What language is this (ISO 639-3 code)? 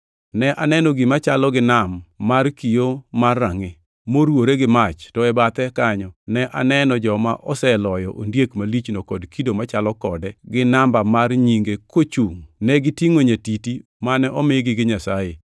luo